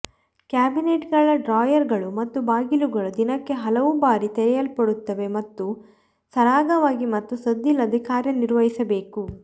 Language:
Kannada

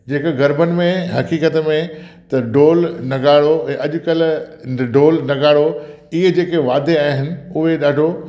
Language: Sindhi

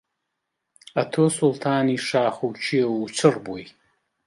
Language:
Central Kurdish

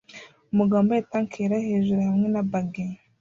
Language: Kinyarwanda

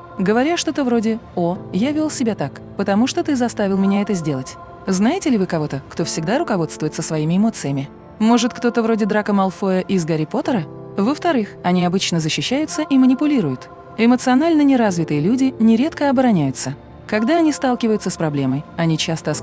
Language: Russian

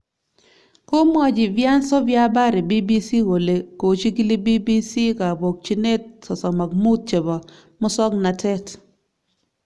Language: Kalenjin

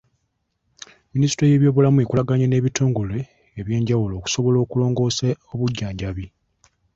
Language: Ganda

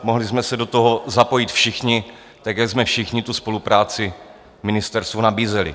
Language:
Czech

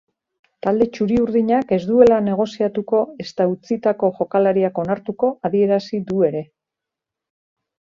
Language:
Basque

